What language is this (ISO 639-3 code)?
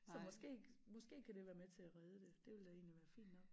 dan